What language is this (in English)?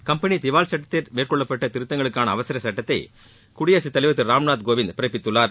Tamil